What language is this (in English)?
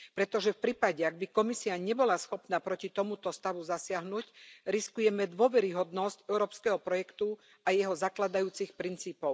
Slovak